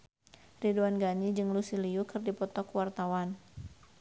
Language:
Sundanese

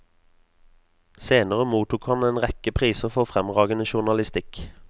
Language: Norwegian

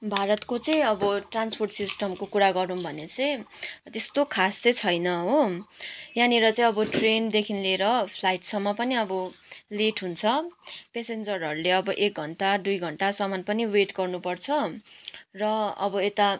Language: Nepali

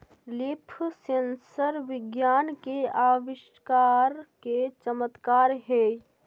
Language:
Magahi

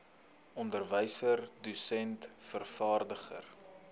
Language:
Afrikaans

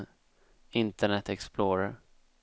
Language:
Swedish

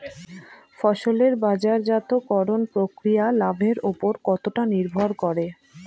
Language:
Bangla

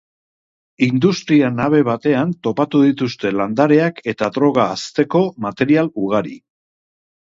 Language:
Basque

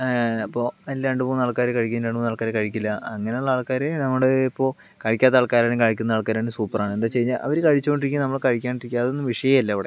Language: Malayalam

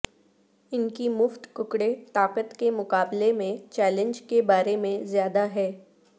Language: Urdu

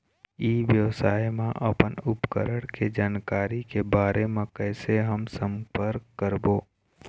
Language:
Chhattisgarhi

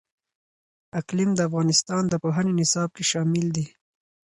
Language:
Pashto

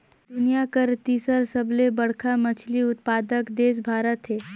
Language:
Chhattisgarhi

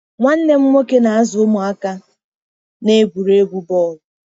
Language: Igbo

